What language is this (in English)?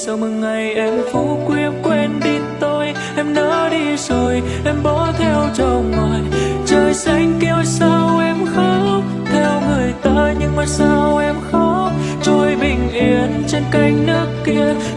Vietnamese